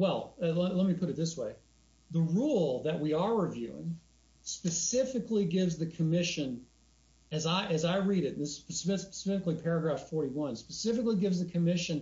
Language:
English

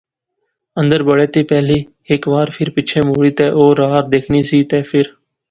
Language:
Pahari-Potwari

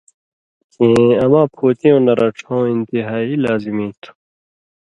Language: Indus Kohistani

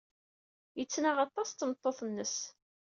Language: Kabyle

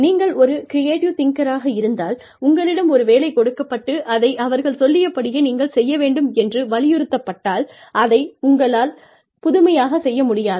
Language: Tamil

